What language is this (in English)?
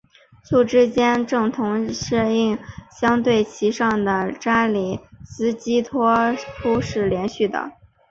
Chinese